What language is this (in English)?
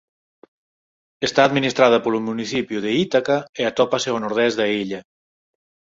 Galician